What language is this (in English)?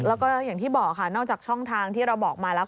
Thai